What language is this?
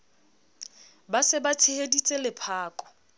Southern Sotho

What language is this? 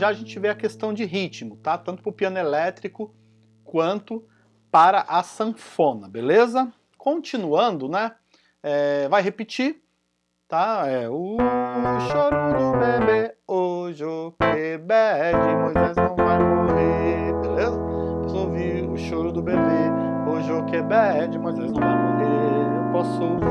Portuguese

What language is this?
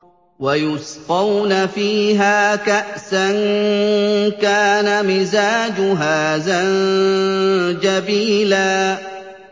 Arabic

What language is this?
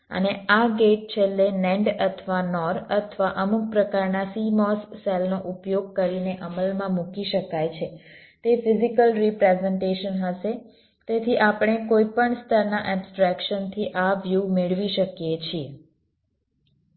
Gujarati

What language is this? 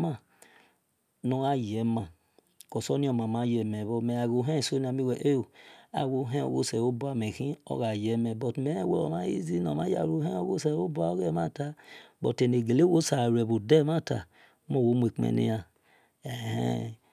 Esan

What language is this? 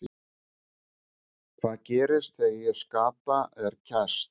Icelandic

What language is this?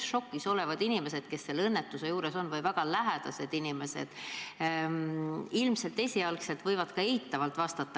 Estonian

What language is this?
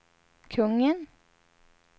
Swedish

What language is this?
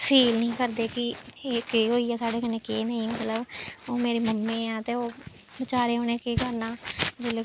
Dogri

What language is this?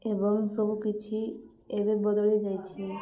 Odia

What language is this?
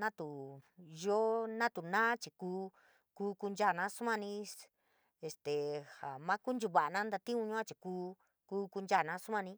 San Miguel El Grande Mixtec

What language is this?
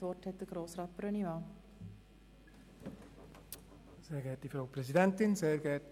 Swiss German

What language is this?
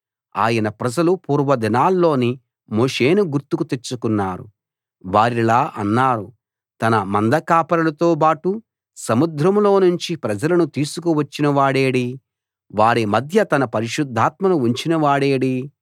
Telugu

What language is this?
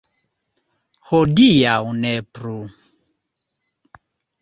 Esperanto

